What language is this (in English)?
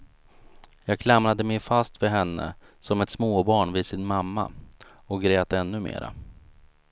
Swedish